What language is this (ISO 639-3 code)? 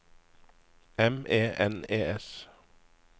nor